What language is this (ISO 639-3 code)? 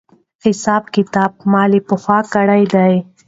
pus